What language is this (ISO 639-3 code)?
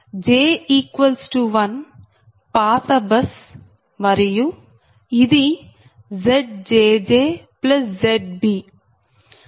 tel